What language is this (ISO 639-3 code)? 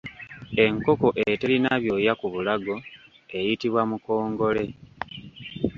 lug